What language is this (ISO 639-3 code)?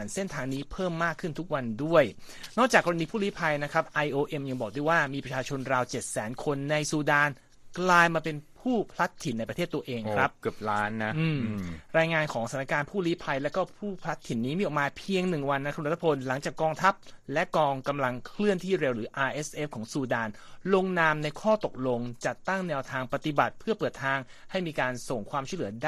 tha